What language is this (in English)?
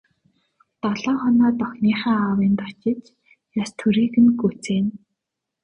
Mongolian